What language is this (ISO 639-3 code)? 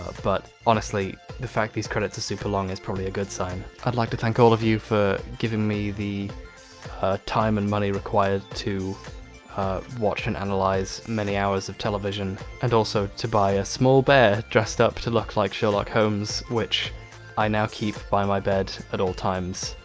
eng